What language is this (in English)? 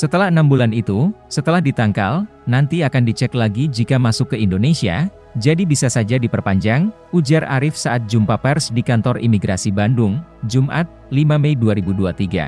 Indonesian